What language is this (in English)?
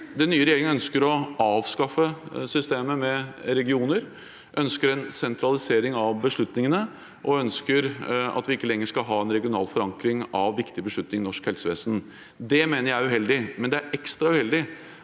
Norwegian